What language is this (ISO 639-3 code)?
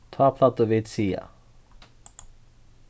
fao